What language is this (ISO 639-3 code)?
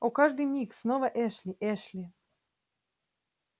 rus